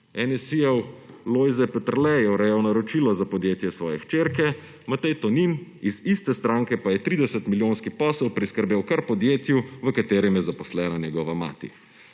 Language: Slovenian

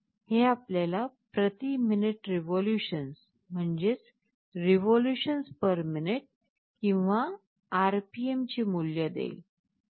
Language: Marathi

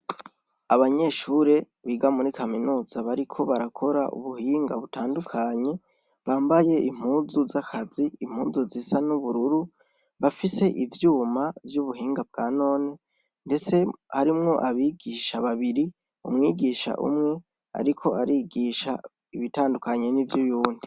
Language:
Rundi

